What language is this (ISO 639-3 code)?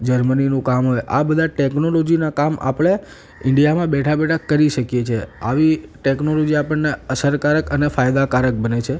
guj